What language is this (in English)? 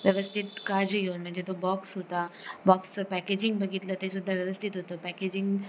Marathi